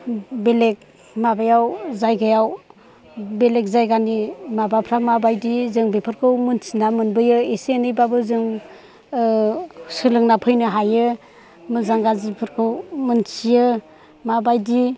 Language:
Bodo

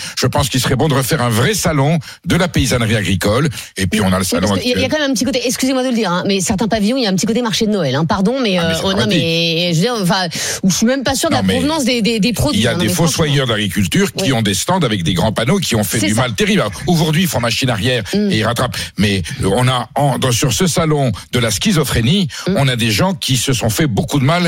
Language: French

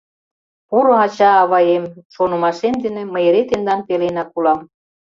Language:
Mari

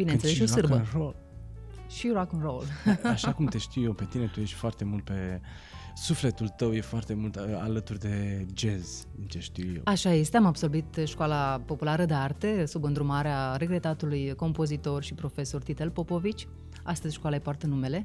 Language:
Romanian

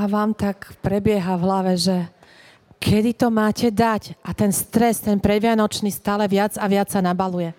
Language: Slovak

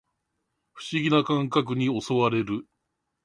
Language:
Japanese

